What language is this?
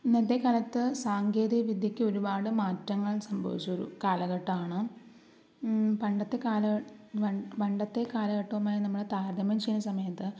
Malayalam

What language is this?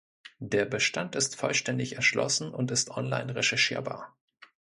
German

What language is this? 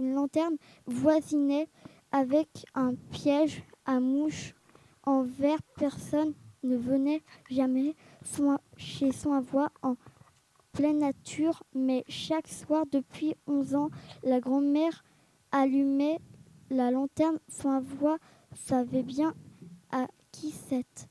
French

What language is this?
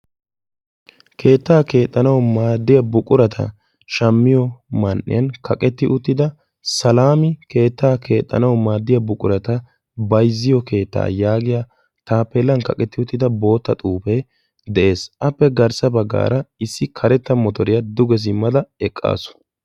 Wolaytta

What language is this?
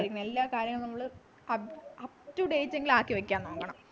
Malayalam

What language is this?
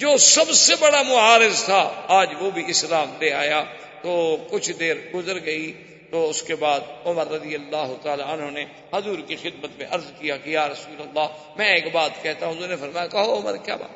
Urdu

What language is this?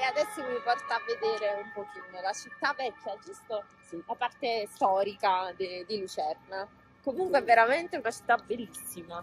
Italian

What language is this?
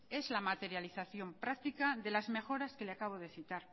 Spanish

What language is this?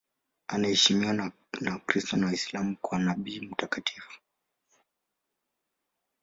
Swahili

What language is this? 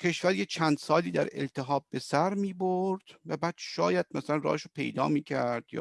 Persian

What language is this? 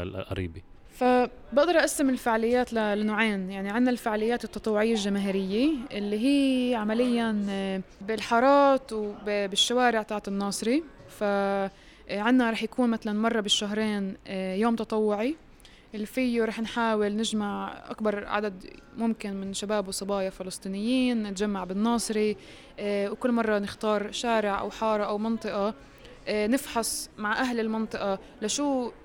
Arabic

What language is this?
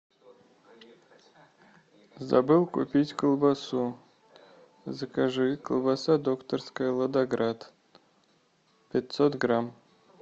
Russian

